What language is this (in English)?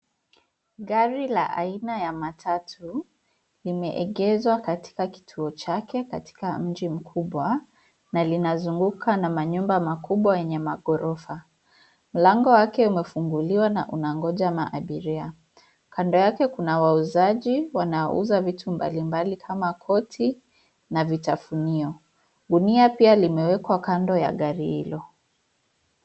Swahili